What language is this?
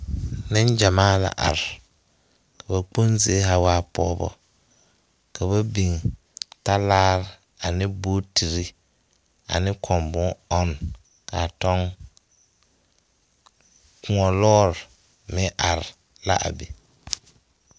Southern Dagaare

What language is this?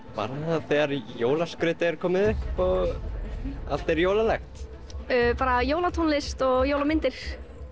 Icelandic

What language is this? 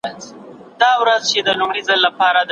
Pashto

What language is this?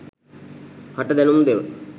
Sinhala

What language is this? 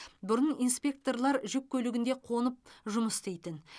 Kazakh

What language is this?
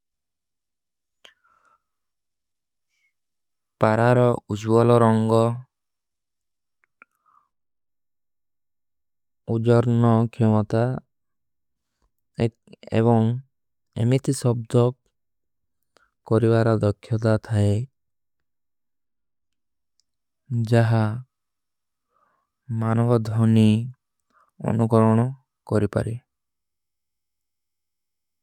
Kui (India)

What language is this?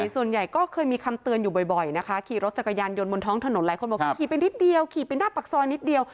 Thai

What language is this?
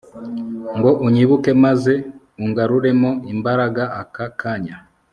Kinyarwanda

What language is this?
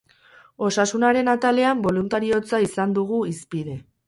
Basque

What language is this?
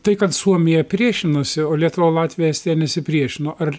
Lithuanian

